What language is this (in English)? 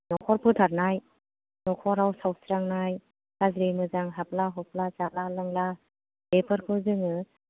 Bodo